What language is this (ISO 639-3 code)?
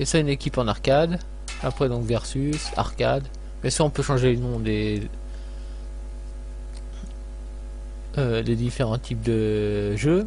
fra